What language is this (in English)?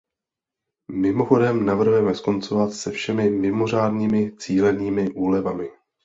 Czech